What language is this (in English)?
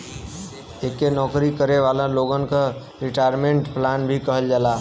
Bhojpuri